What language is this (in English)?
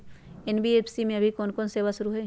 Magahi